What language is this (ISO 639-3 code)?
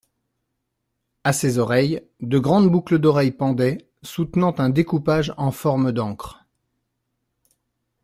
fra